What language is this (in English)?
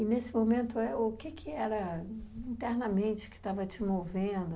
Portuguese